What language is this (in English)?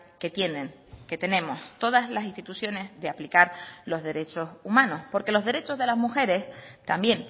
Spanish